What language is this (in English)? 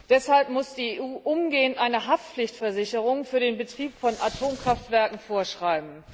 German